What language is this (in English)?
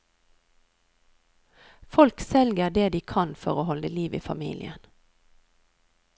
Norwegian